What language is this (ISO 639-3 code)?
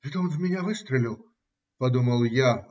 rus